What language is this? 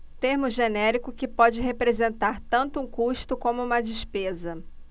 Portuguese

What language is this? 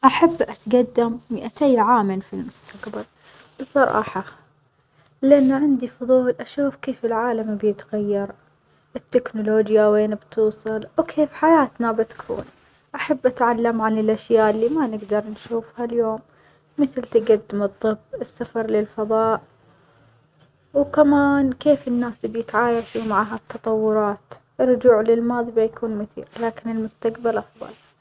Omani Arabic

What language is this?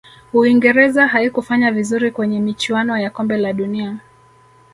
Swahili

